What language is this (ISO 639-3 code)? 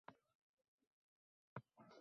uzb